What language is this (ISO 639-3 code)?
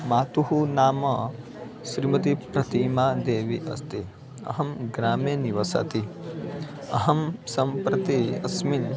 san